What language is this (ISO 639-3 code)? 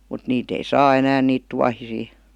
fin